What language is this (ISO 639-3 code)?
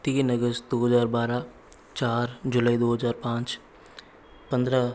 hin